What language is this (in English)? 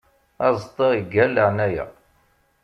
Kabyle